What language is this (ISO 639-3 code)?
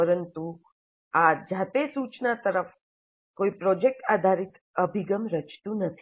guj